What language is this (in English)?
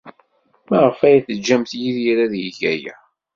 Kabyle